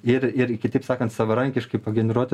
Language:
Lithuanian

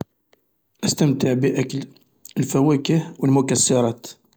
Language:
Algerian Arabic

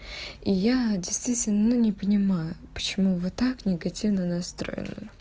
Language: Russian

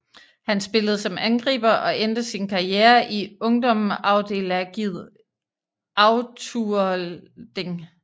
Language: Danish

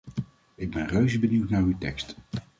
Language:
Dutch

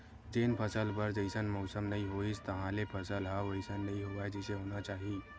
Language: Chhattisgarhi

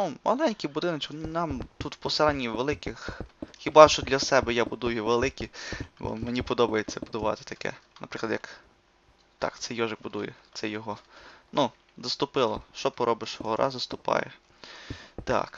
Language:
Ukrainian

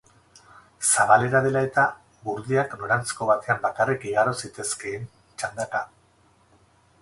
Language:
Basque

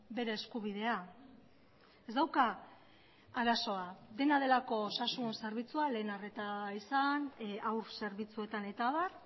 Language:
Basque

